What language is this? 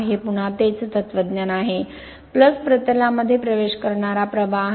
Marathi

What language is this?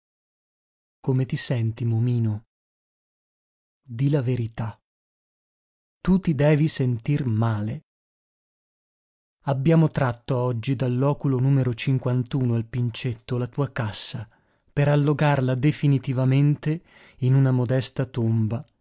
Italian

